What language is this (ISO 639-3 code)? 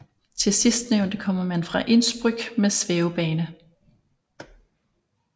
dan